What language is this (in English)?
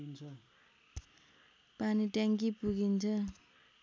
Nepali